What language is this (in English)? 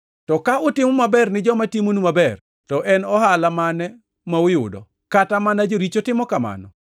Luo (Kenya and Tanzania)